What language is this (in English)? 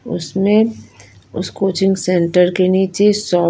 Hindi